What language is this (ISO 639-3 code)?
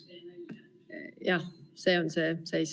est